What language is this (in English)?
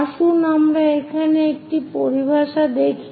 Bangla